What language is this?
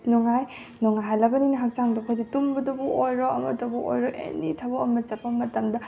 Manipuri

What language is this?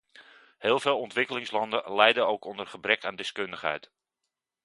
Dutch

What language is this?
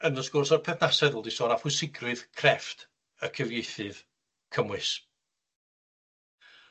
Welsh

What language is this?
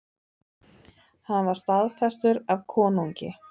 Icelandic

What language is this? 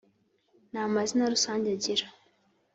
Kinyarwanda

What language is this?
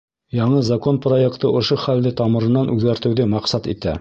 Bashkir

